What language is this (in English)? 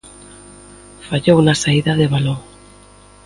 Galician